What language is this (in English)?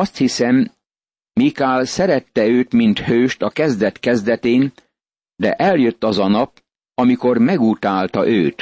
Hungarian